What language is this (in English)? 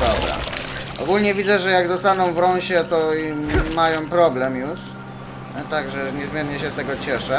Polish